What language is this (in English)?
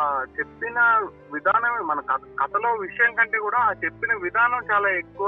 Telugu